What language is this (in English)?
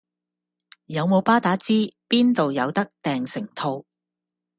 Cantonese